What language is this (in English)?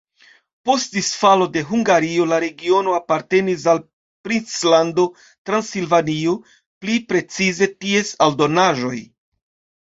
Esperanto